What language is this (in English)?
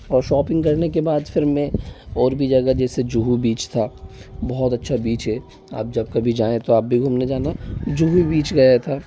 Hindi